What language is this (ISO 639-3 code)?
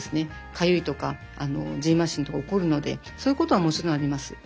jpn